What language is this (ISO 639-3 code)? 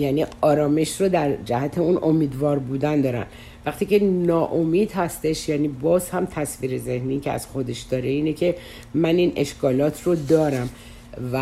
fas